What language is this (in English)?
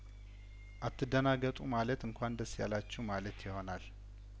Amharic